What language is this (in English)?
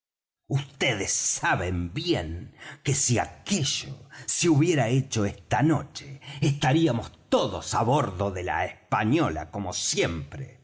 Spanish